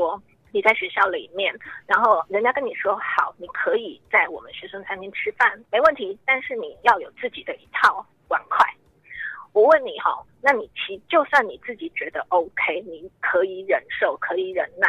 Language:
Chinese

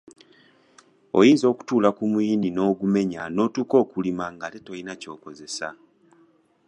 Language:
Ganda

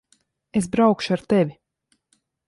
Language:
Latvian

